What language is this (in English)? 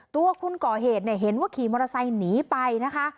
Thai